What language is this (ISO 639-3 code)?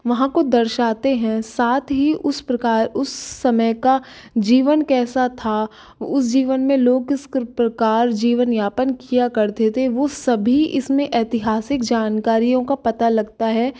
hin